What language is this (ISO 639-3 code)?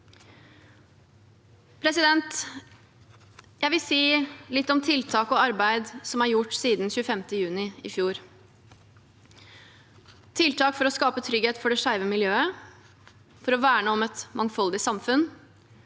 nor